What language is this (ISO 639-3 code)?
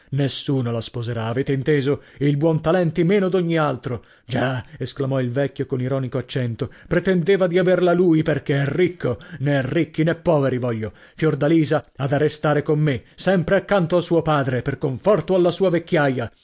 ita